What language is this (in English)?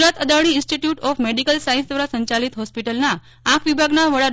Gujarati